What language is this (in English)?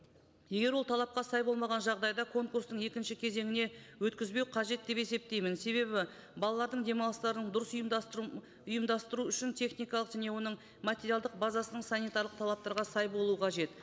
Kazakh